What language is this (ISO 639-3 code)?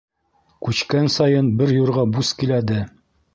bak